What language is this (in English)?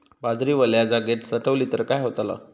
Marathi